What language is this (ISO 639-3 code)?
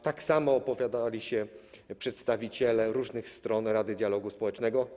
pol